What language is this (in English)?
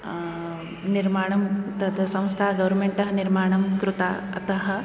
Sanskrit